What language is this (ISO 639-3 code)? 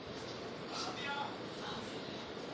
kan